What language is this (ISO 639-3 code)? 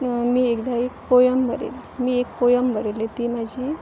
kok